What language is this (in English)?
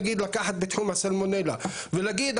Hebrew